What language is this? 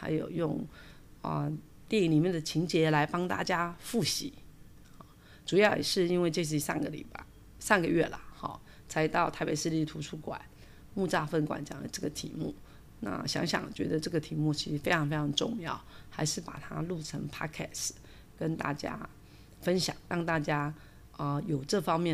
Chinese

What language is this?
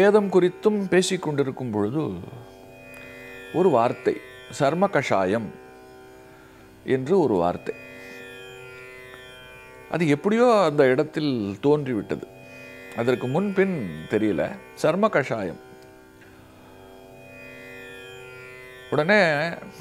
Hindi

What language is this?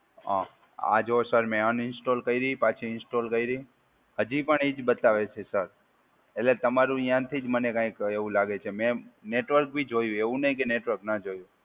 Gujarati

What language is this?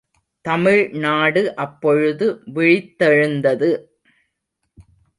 Tamil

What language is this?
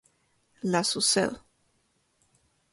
Spanish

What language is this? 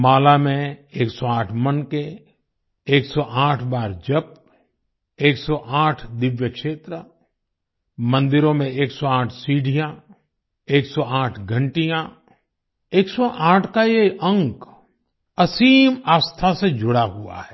Hindi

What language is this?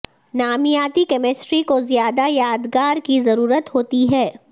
Urdu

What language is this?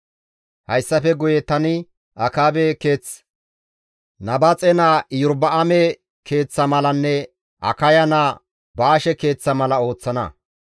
Gamo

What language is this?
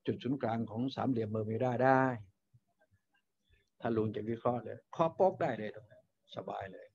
Thai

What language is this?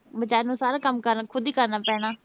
Punjabi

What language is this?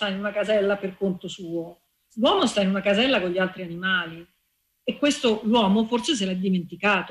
Italian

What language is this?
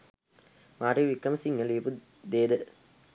Sinhala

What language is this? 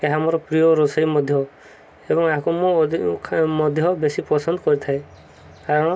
Odia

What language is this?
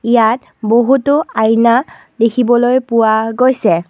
Assamese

